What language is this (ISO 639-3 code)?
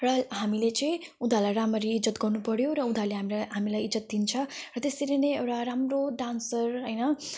nep